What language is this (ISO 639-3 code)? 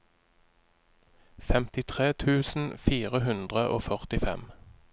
nor